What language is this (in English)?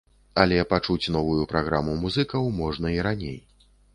Belarusian